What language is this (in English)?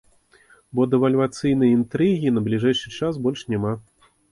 Belarusian